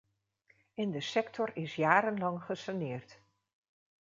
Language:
Dutch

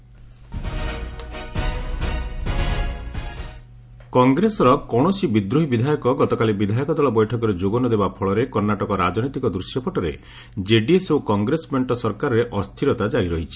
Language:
Odia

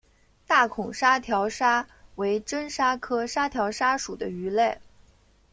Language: Chinese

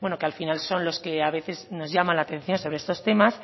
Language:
Spanish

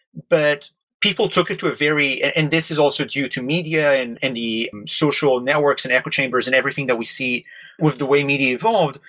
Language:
English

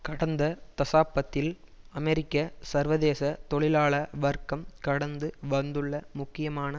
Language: Tamil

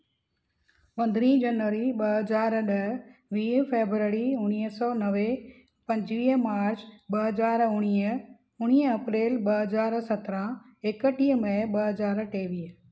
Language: Sindhi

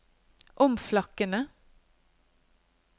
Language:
Norwegian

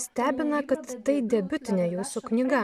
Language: Lithuanian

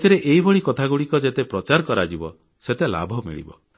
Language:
Odia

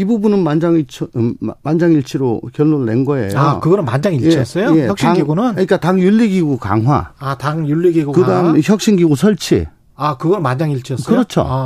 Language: Korean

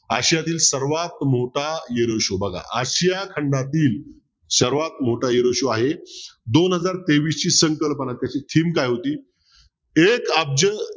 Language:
Marathi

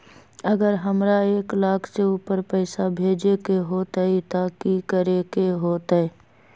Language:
Magahi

